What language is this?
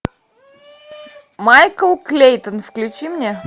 Russian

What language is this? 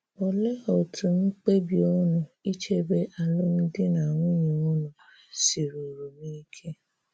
Igbo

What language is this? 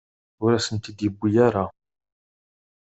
Kabyle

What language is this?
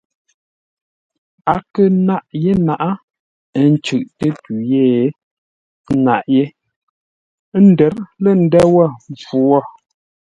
Ngombale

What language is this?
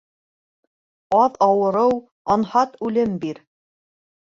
Bashkir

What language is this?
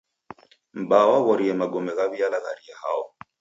Taita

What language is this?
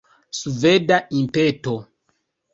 Esperanto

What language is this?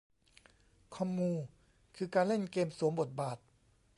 Thai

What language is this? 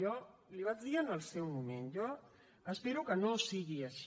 Catalan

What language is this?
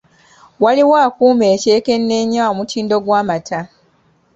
Ganda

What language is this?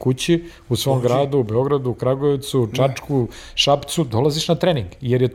Croatian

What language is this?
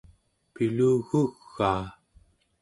Central Yupik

